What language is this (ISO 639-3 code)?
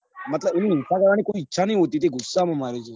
guj